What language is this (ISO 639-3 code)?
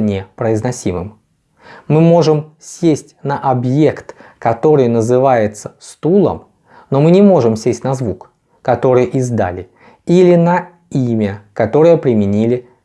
rus